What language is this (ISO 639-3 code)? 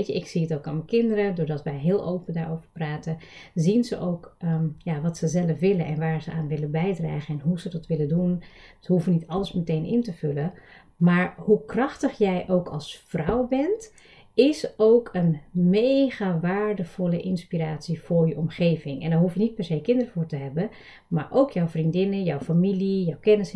nld